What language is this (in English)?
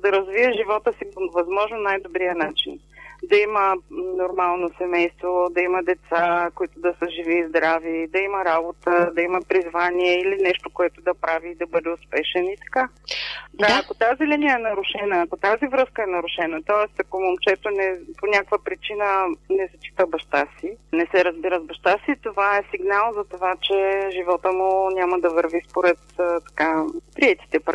Bulgarian